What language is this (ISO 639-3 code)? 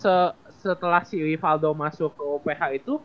ind